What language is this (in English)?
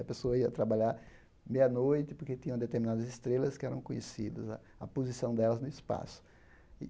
Portuguese